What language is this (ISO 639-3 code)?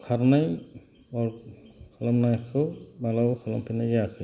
brx